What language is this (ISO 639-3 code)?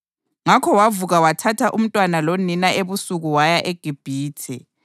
nde